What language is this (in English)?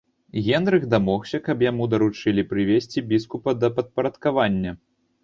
Belarusian